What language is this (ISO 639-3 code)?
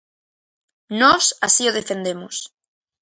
glg